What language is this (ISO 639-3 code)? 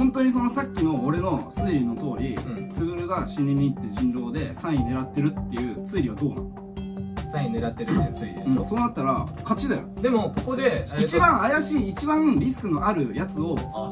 jpn